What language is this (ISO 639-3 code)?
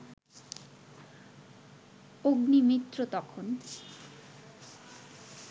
ben